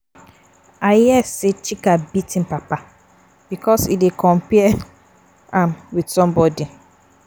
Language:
Nigerian Pidgin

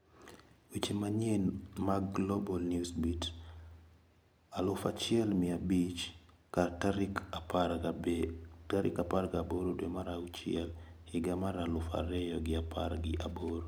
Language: Luo (Kenya and Tanzania)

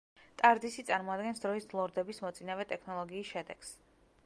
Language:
Georgian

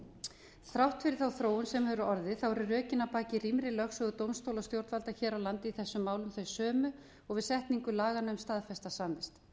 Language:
Icelandic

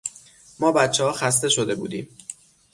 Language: Persian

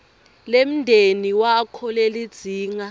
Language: Swati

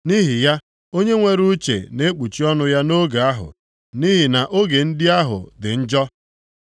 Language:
Igbo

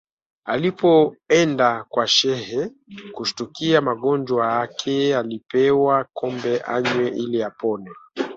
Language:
Swahili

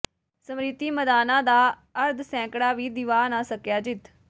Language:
Punjabi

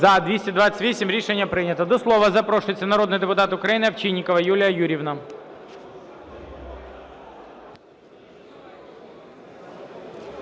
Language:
Ukrainian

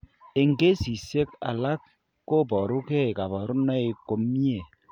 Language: Kalenjin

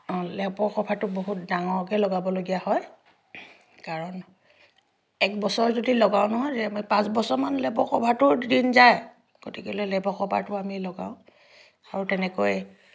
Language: Assamese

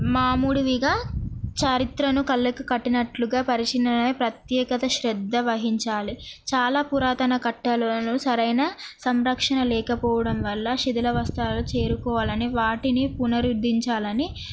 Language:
Telugu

